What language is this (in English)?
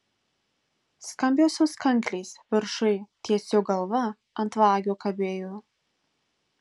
Lithuanian